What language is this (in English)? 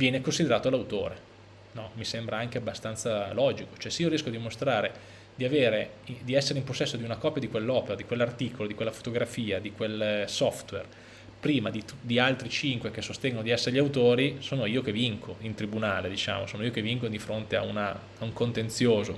Italian